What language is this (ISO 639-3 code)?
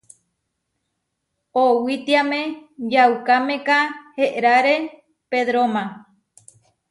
var